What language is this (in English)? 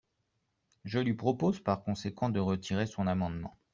French